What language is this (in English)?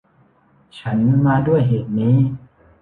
Thai